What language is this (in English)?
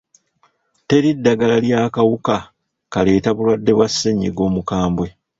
Ganda